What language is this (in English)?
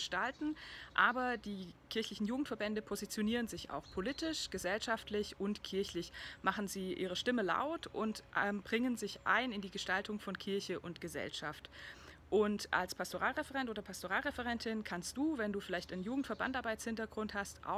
German